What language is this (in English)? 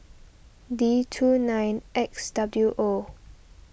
English